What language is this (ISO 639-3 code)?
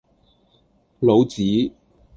yue